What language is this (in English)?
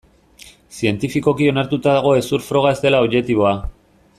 Basque